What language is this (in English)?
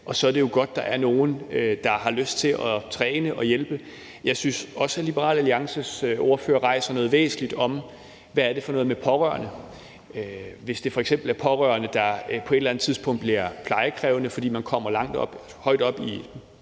Danish